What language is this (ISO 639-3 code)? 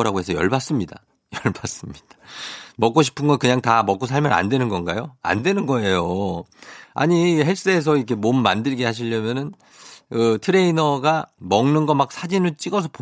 kor